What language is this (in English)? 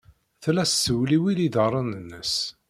Kabyle